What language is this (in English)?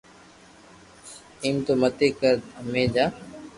Loarki